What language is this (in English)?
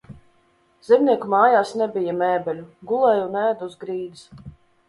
Latvian